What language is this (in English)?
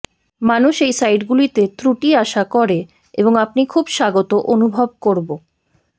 Bangla